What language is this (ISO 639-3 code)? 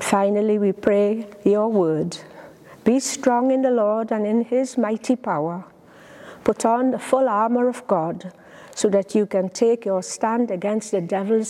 eng